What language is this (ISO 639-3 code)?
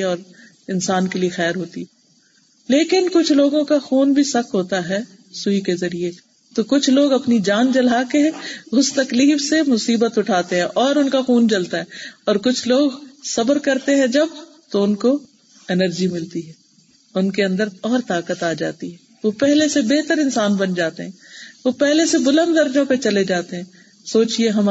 urd